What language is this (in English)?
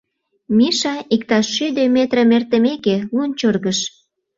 Mari